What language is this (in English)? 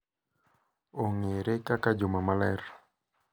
Luo (Kenya and Tanzania)